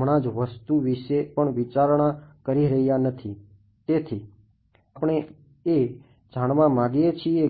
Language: Gujarati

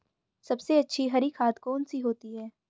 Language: Hindi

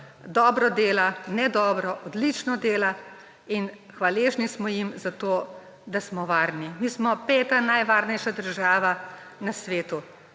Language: Slovenian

